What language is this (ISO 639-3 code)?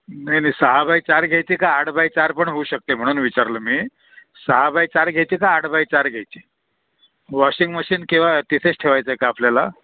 mar